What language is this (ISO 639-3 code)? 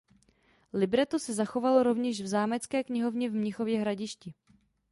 ces